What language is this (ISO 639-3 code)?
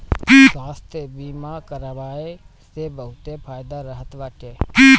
bho